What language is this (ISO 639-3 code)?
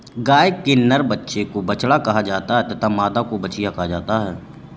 hin